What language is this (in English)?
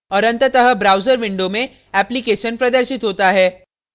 Hindi